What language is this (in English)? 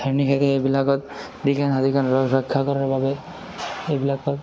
Assamese